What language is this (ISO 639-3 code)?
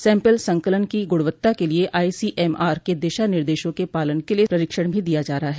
hin